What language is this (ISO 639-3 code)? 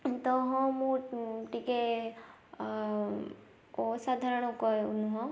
ori